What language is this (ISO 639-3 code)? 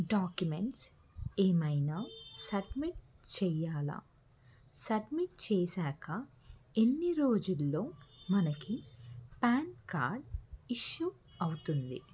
tel